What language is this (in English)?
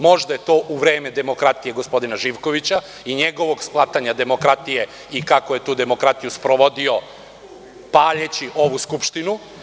Serbian